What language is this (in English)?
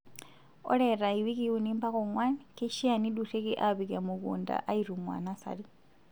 Masai